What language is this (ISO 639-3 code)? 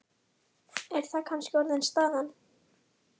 isl